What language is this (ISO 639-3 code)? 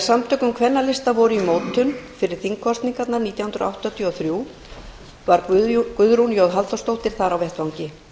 isl